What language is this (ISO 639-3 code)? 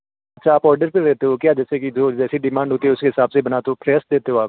hin